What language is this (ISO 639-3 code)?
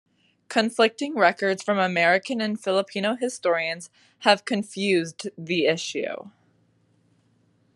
eng